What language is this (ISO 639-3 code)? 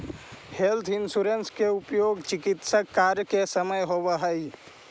mag